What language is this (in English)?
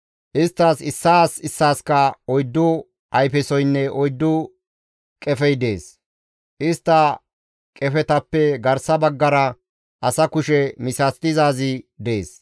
Gamo